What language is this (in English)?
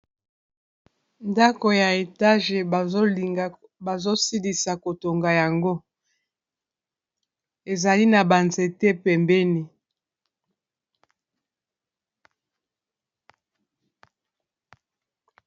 Lingala